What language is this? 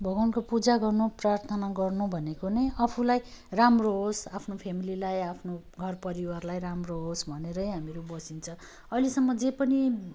Nepali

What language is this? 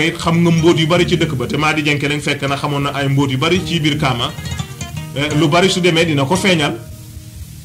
French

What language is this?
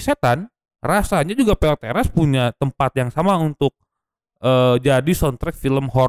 Indonesian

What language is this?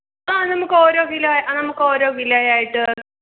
Malayalam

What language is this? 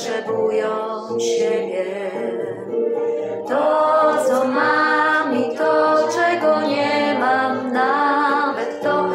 Polish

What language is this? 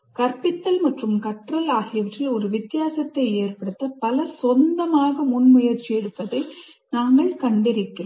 Tamil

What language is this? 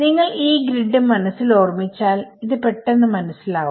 Malayalam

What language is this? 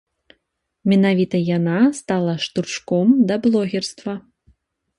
Belarusian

